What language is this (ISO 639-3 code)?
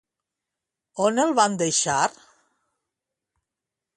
cat